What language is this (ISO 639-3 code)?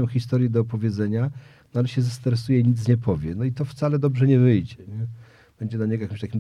pol